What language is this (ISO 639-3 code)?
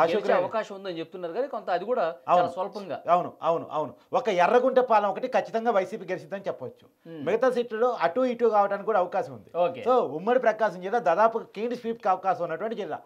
tel